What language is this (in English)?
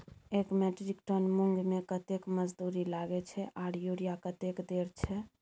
Maithili